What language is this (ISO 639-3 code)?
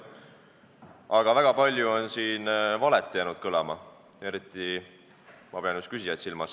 est